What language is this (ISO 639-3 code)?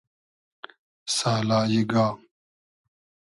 haz